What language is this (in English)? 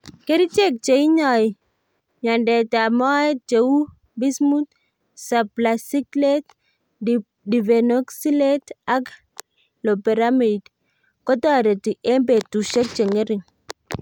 Kalenjin